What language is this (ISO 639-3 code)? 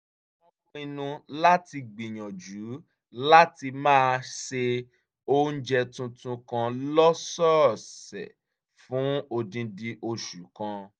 yor